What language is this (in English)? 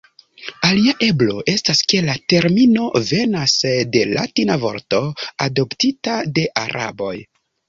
Esperanto